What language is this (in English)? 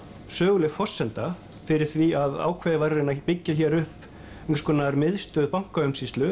Icelandic